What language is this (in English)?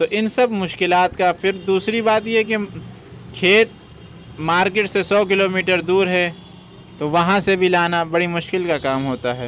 Urdu